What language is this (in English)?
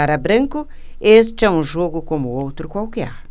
Portuguese